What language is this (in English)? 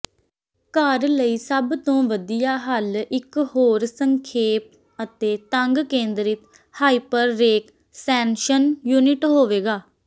Punjabi